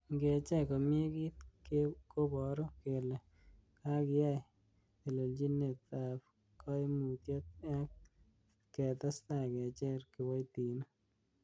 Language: Kalenjin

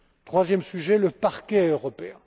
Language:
French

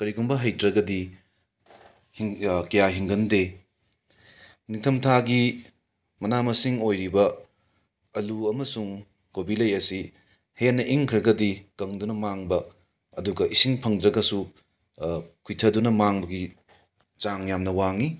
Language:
Manipuri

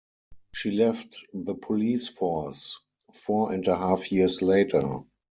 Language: English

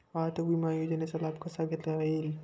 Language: Marathi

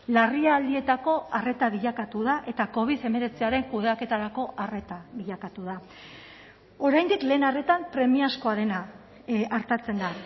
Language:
Basque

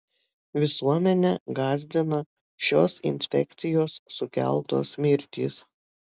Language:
Lithuanian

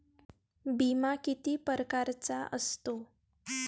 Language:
Marathi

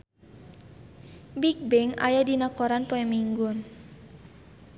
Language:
Sundanese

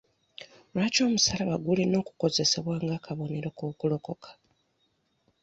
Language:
Ganda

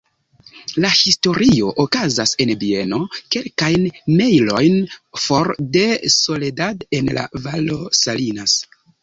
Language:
Esperanto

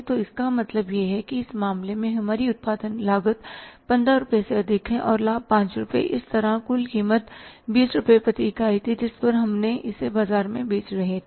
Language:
Hindi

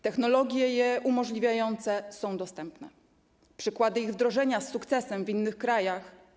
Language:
Polish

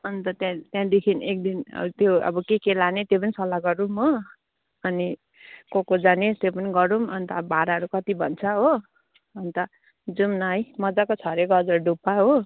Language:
Nepali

